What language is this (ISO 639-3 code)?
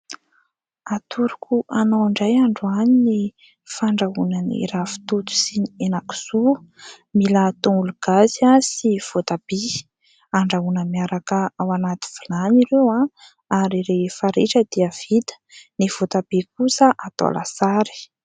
mlg